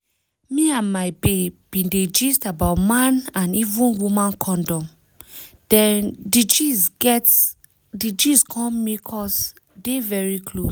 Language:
Nigerian Pidgin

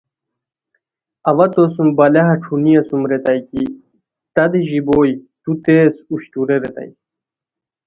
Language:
Khowar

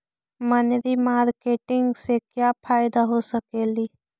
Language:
Magahi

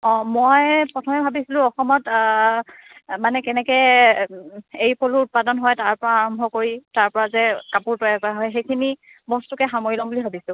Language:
Assamese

